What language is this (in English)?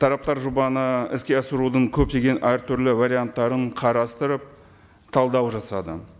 Kazakh